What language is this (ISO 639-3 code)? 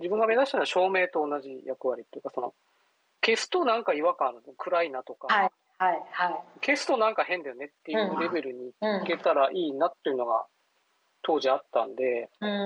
jpn